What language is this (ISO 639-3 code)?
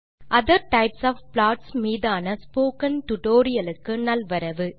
tam